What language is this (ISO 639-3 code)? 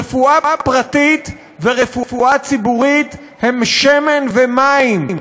heb